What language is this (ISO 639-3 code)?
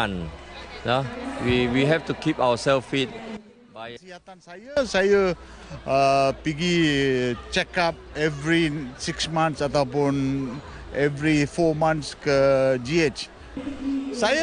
msa